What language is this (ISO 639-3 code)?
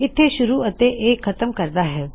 pan